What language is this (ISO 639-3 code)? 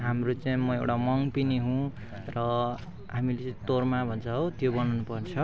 nep